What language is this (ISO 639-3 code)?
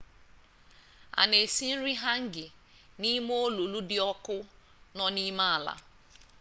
ibo